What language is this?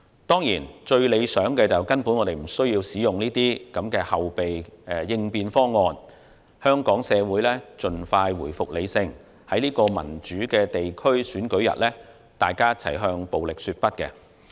Cantonese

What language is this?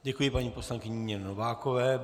Czech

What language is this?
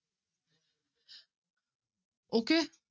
Punjabi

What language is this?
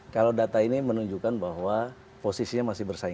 Indonesian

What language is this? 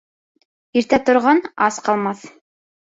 Bashkir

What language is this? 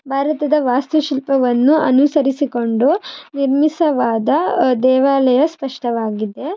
Kannada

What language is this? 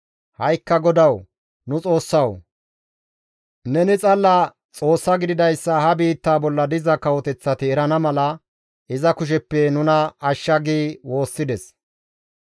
Gamo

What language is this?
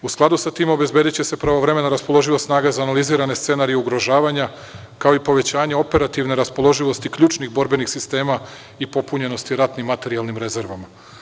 Serbian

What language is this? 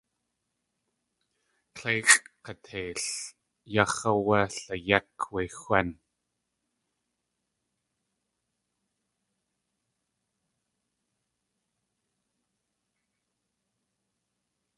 Tlingit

